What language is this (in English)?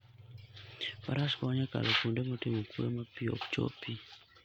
Luo (Kenya and Tanzania)